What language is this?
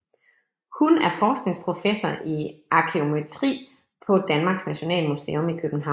Danish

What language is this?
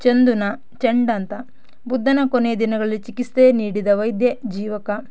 Kannada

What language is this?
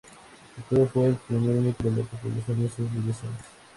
Spanish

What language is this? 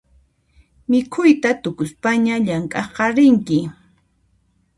Puno Quechua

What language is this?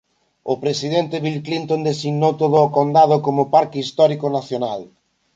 Galician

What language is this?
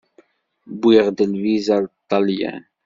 Kabyle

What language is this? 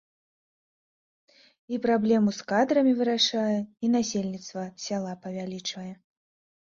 Belarusian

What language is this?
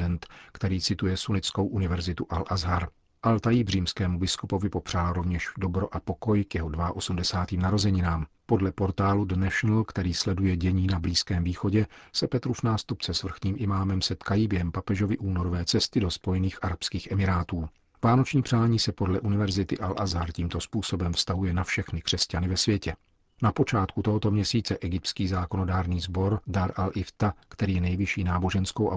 Czech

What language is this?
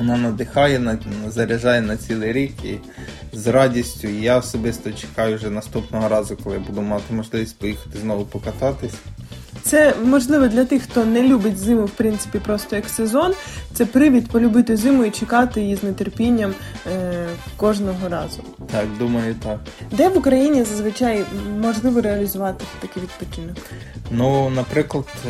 Ukrainian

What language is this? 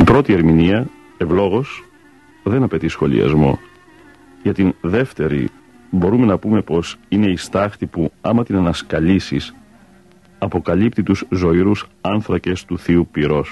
Greek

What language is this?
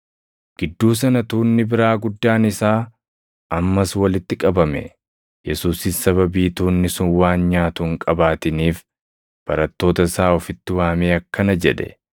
Oromo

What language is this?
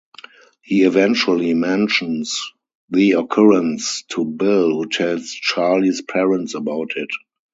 English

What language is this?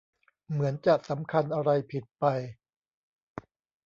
Thai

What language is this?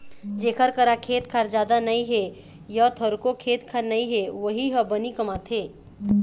Chhattisgarhi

